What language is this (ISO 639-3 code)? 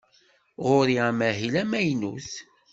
kab